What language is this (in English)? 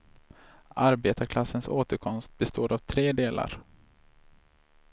Swedish